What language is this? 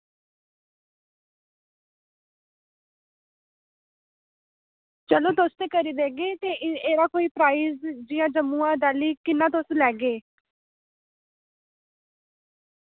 Dogri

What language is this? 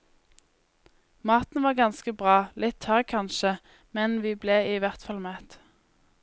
Norwegian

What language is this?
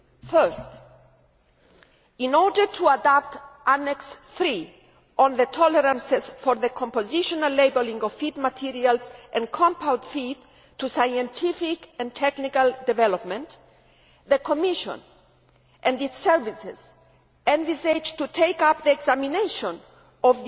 English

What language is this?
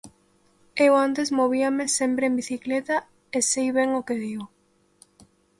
Galician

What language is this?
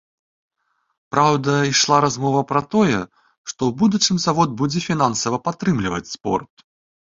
Belarusian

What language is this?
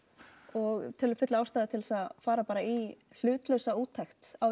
Icelandic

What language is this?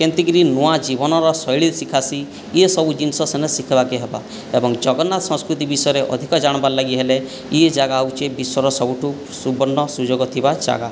Odia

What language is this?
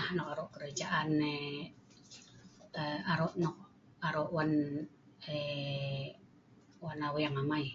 Sa'ban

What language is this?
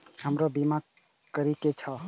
Maithili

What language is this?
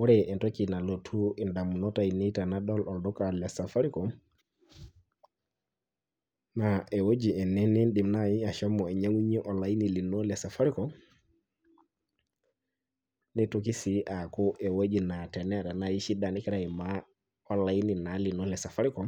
Masai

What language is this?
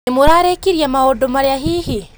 Kikuyu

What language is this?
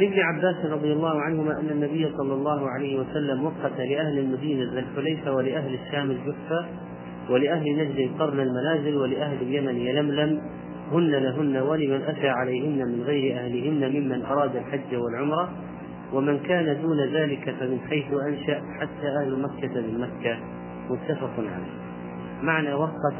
Arabic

